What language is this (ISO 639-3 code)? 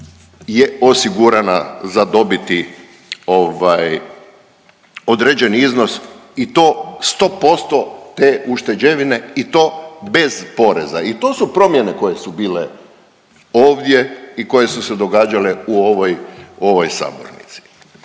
hrv